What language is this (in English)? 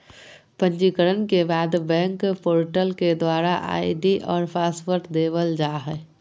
Magahi